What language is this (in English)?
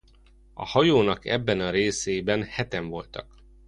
Hungarian